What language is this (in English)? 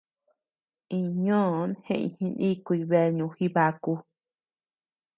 Tepeuxila Cuicatec